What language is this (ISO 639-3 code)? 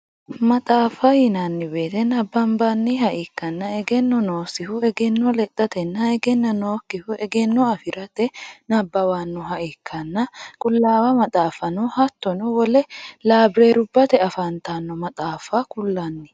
sid